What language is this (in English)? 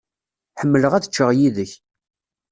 Kabyle